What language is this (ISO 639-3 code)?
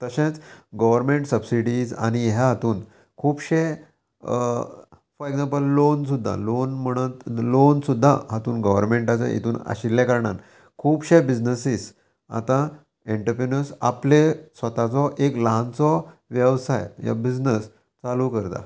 kok